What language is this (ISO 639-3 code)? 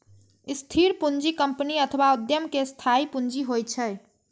mai